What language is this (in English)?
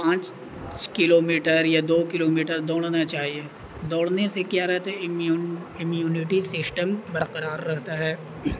Urdu